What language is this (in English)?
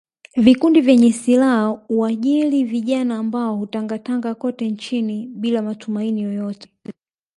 Swahili